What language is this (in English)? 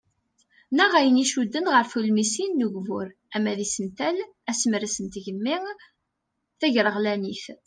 Kabyle